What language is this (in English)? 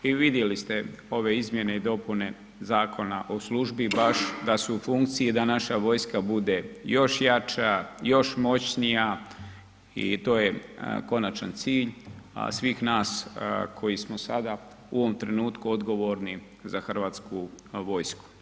Croatian